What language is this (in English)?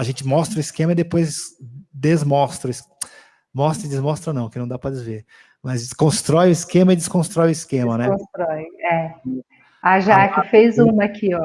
Portuguese